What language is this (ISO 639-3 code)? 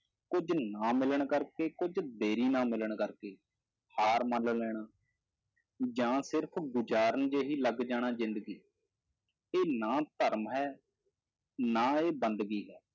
pan